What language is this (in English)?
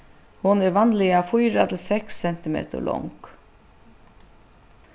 Faroese